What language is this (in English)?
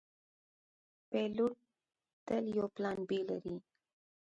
Pashto